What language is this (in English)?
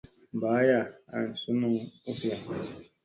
Musey